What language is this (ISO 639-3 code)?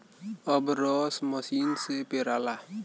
bho